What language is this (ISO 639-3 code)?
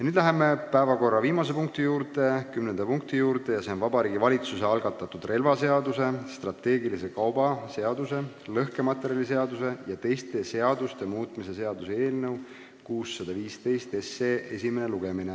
est